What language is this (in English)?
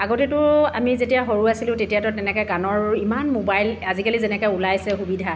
Assamese